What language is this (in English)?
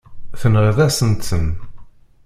Kabyle